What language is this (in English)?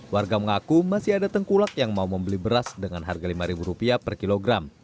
Indonesian